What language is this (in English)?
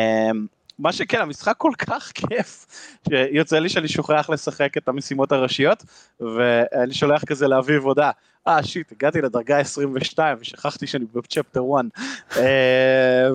Hebrew